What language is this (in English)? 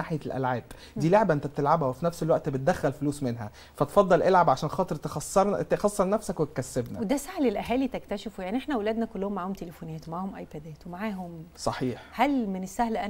Arabic